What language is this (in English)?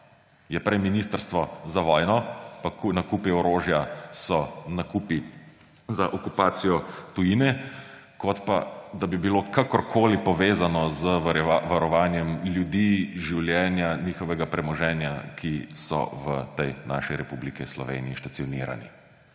Slovenian